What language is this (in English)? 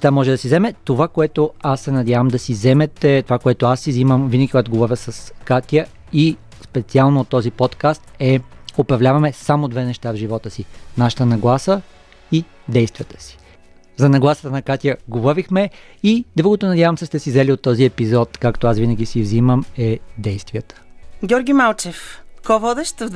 Bulgarian